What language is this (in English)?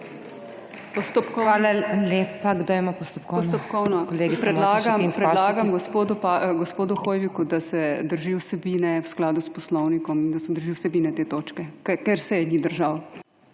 Slovenian